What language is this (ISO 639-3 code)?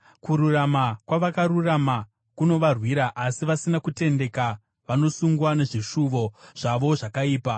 sna